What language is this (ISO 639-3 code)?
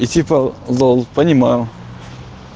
rus